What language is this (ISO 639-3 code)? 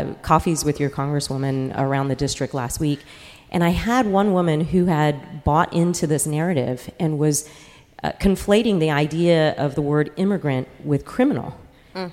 eng